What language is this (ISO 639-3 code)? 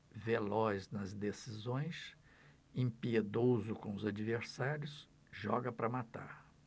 por